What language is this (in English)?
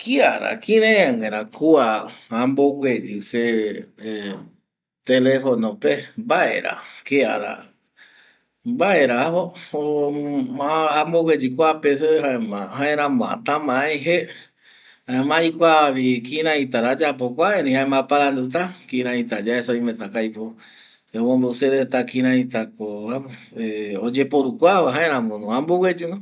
Eastern Bolivian Guaraní